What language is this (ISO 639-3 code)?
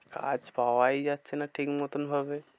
ben